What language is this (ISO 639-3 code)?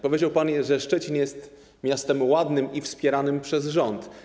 pol